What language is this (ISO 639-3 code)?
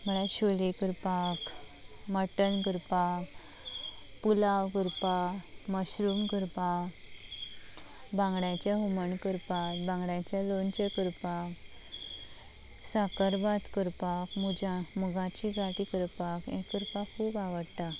kok